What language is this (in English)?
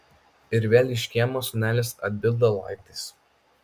Lithuanian